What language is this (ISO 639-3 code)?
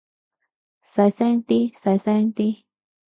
yue